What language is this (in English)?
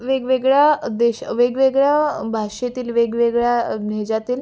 Marathi